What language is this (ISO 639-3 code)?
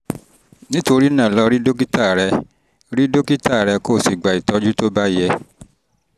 yor